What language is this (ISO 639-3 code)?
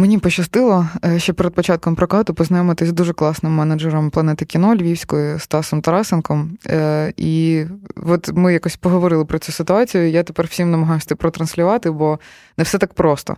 ukr